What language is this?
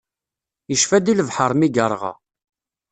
Kabyle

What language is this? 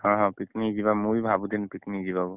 Odia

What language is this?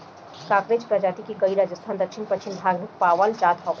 Bhojpuri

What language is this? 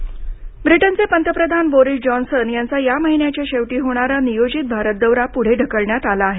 Marathi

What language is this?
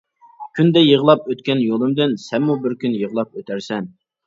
Uyghur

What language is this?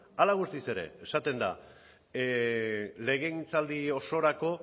Basque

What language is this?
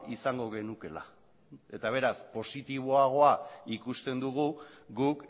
Basque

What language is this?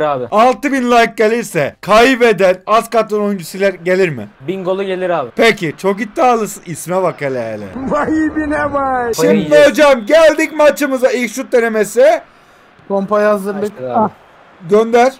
Turkish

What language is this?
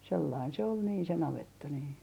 Finnish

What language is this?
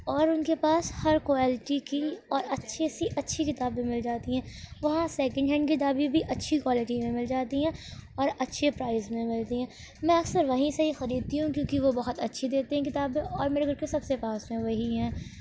Urdu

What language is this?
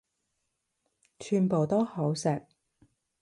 Cantonese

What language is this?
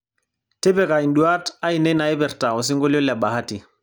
Masai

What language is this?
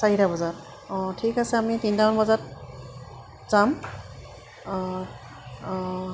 Assamese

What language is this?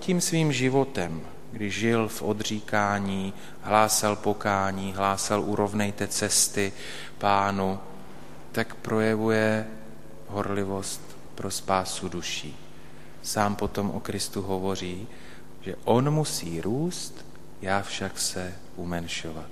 Czech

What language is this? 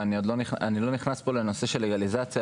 Hebrew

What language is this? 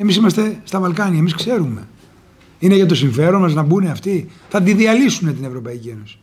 Greek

